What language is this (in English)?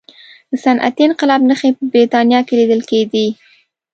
Pashto